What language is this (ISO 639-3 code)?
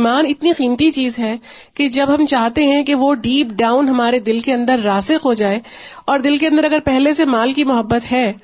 urd